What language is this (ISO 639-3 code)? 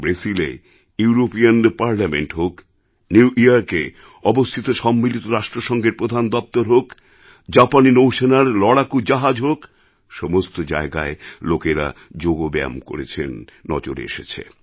ben